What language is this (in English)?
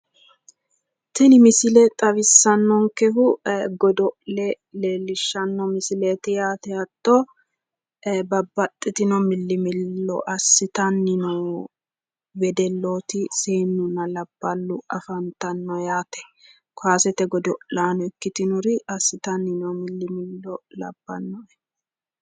Sidamo